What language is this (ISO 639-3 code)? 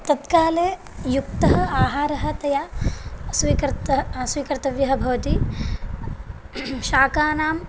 san